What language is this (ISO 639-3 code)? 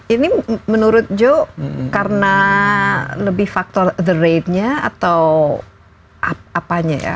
ind